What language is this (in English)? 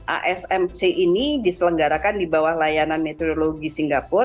Indonesian